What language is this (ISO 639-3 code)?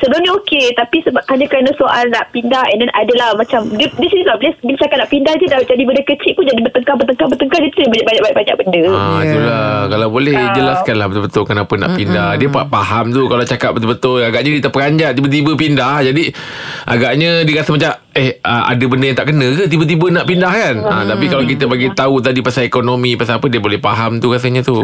msa